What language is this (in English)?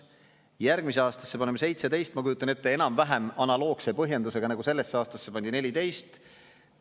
Estonian